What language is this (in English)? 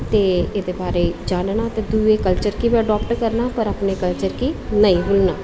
Dogri